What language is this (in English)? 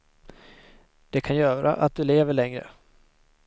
Swedish